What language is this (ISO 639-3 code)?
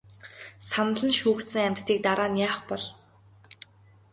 mon